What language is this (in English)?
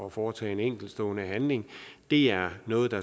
Danish